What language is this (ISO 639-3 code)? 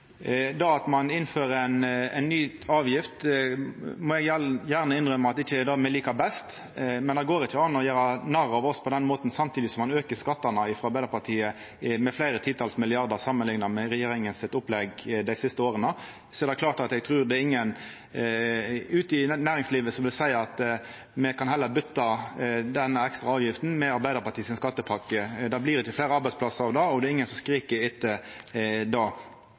nno